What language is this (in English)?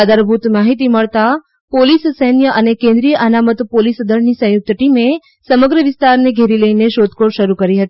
Gujarati